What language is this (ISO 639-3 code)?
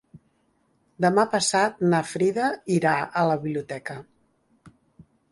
cat